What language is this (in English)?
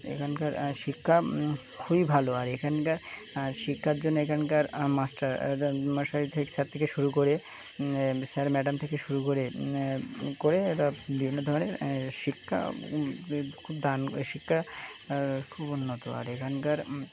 Bangla